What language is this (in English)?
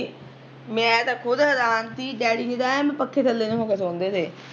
Punjabi